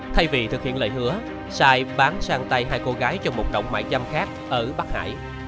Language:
Vietnamese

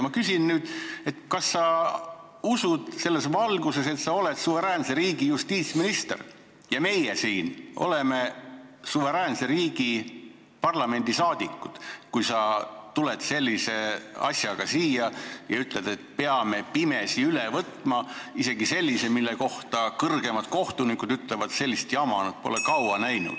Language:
Estonian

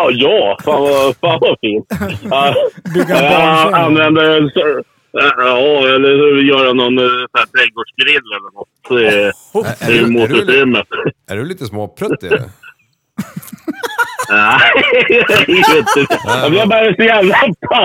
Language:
Swedish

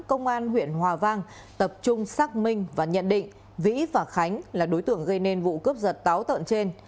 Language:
Vietnamese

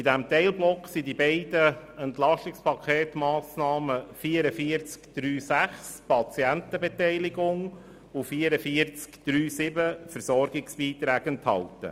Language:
Swiss German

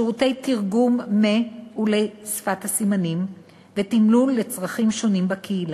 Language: Hebrew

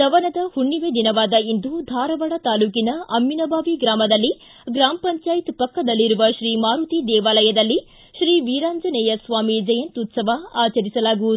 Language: Kannada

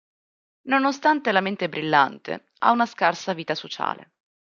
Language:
Italian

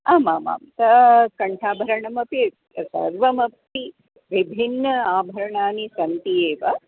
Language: Sanskrit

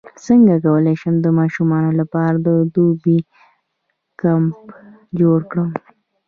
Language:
Pashto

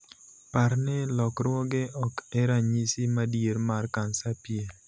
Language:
Luo (Kenya and Tanzania)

